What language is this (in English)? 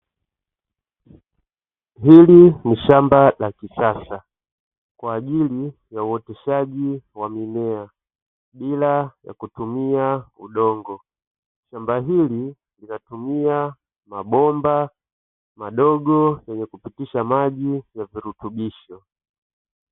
Swahili